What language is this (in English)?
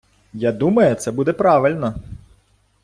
Ukrainian